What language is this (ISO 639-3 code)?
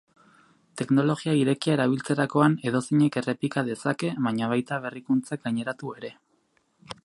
eus